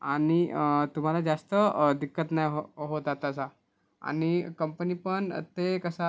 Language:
Marathi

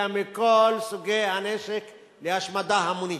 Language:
Hebrew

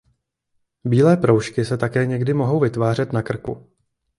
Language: Czech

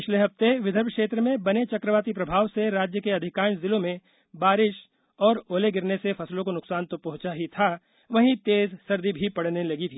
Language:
Hindi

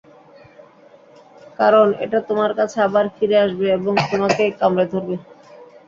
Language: Bangla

